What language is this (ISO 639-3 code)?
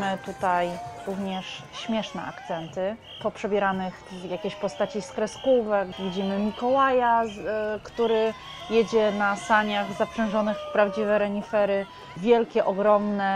pol